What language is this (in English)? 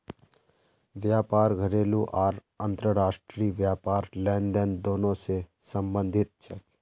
Magahi